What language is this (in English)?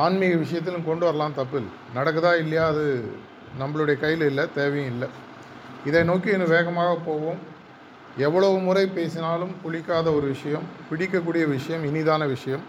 Tamil